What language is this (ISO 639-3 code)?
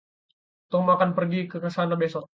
ind